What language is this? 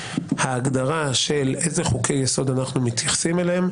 Hebrew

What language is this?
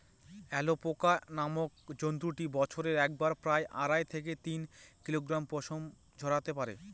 Bangla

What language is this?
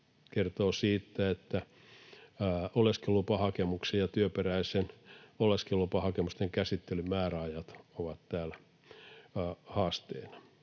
Finnish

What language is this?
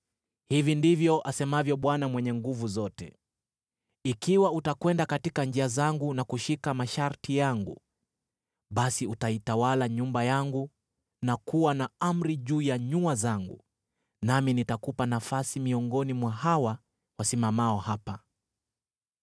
Swahili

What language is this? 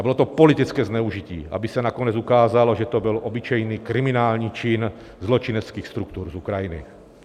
Czech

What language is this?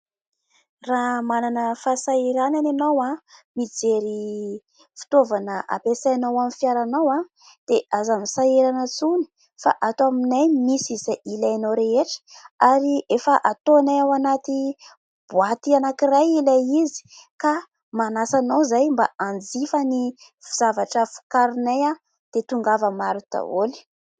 Malagasy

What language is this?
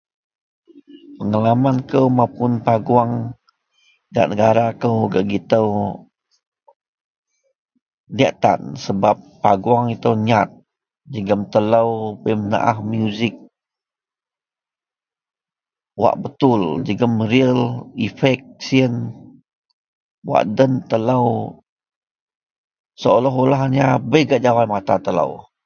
Central Melanau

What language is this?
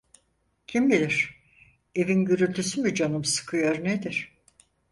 Turkish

